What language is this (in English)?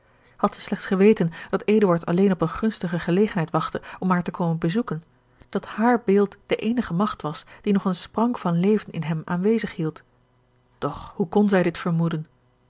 Dutch